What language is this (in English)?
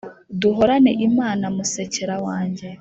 Kinyarwanda